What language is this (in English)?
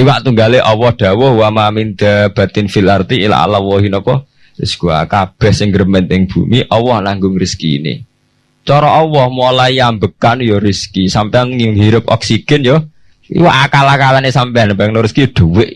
Indonesian